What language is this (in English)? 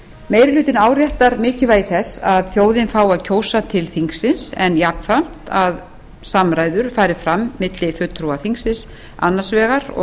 Icelandic